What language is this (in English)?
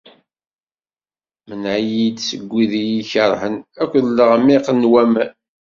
Kabyle